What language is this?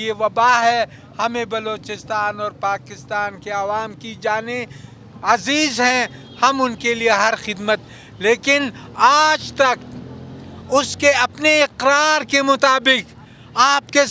Hindi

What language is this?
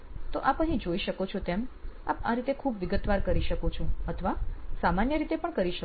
Gujarati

